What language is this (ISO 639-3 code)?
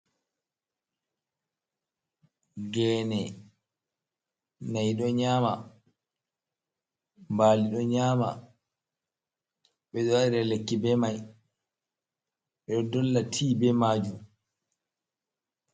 ful